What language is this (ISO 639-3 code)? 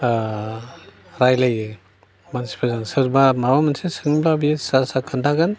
brx